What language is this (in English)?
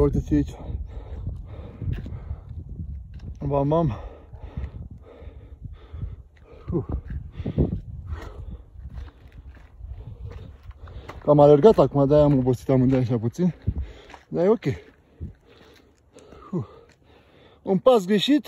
Romanian